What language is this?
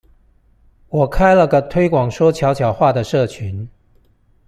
Chinese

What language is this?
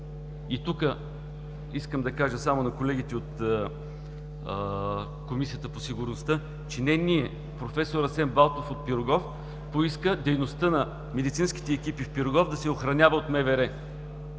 Bulgarian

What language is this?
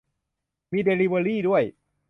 Thai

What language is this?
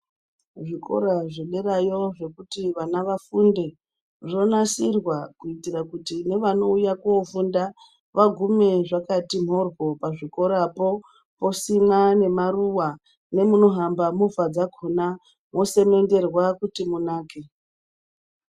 Ndau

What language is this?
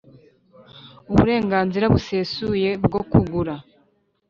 Kinyarwanda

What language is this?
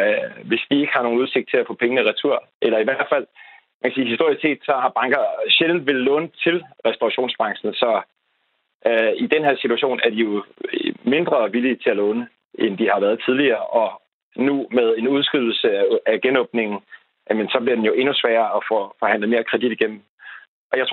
Danish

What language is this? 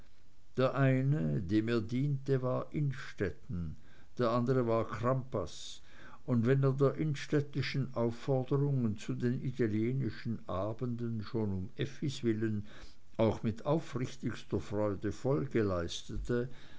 German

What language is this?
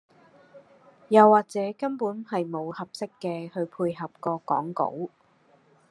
Cantonese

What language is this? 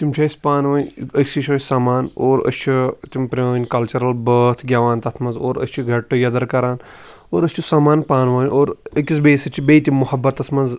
Kashmiri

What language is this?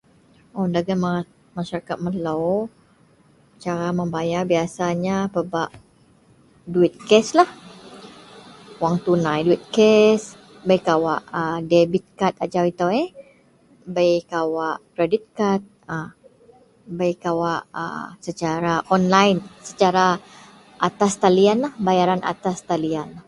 Central Melanau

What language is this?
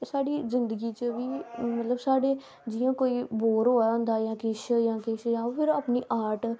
Dogri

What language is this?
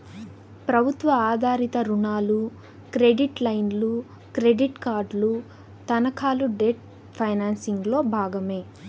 Telugu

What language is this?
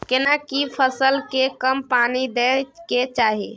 Maithili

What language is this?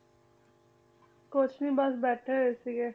Punjabi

